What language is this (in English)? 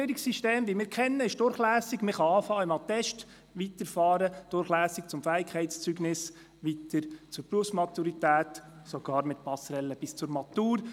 Swiss German